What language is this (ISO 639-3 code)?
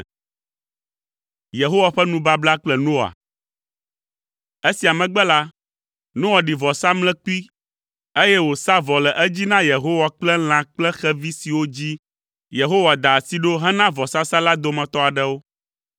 ewe